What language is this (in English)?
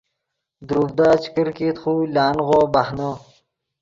Yidgha